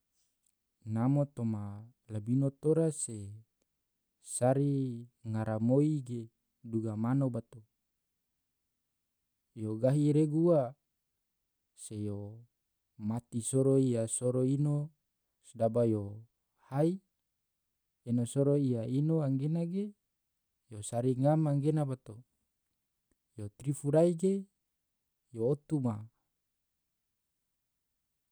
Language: Tidore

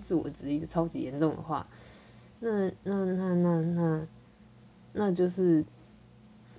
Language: Chinese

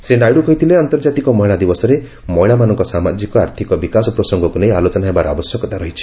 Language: Odia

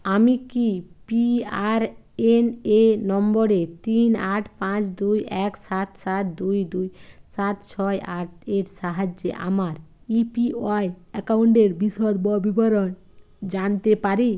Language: Bangla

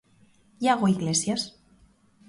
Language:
Galician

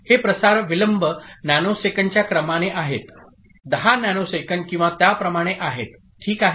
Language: Marathi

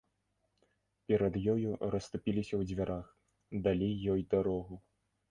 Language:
Belarusian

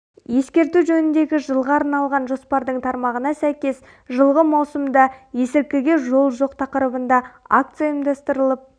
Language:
Kazakh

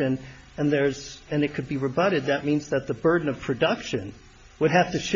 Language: English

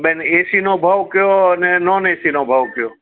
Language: Gujarati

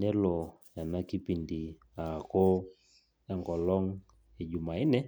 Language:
Masai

